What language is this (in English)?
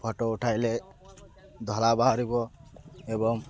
Odia